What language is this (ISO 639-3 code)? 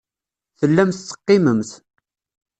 kab